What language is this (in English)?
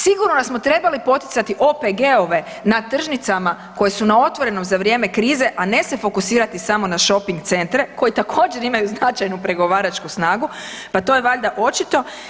Croatian